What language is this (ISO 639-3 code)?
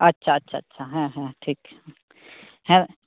sat